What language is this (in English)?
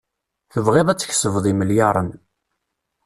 Kabyle